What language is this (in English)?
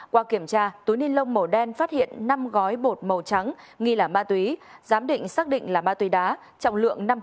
Vietnamese